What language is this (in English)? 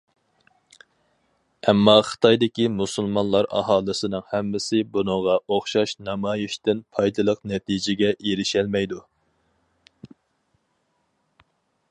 Uyghur